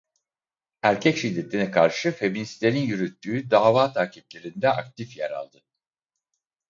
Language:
Turkish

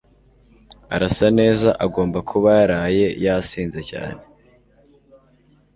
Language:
Kinyarwanda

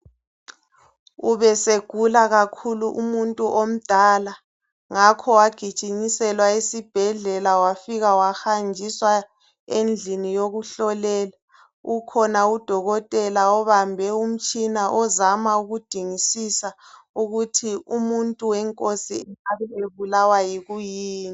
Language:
North Ndebele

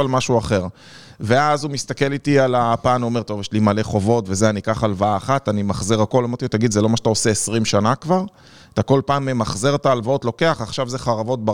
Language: Hebrew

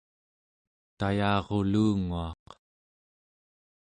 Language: Central Yupik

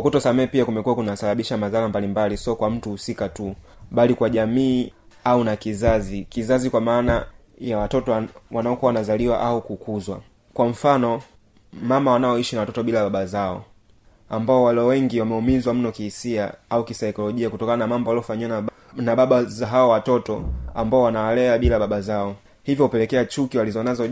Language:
Swahili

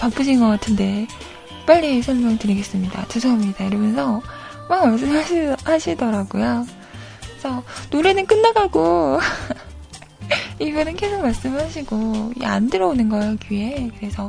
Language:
Korean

